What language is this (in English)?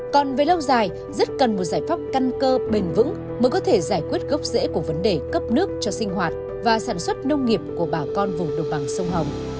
Vietnamese